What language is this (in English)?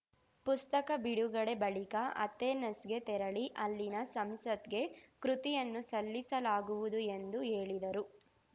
Kannada